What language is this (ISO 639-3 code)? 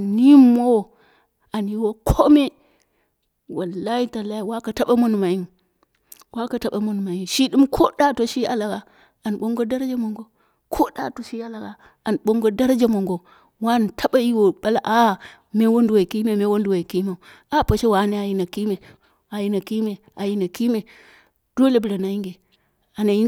kna